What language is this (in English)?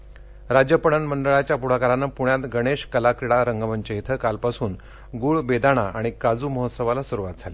Marathi